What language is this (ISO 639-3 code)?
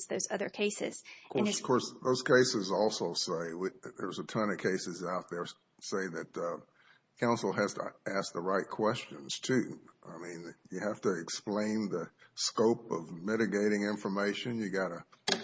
eng